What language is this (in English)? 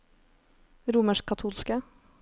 Norwegian